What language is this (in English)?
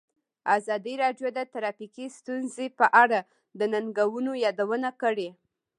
Pashto